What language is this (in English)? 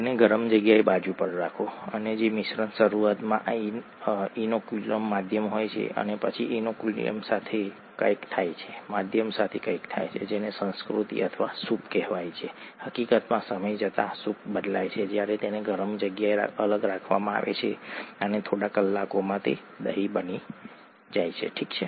Gujarati